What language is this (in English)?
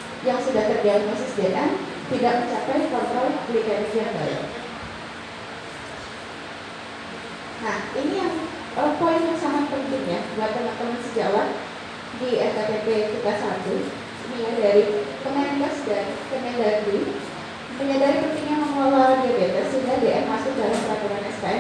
Indonesian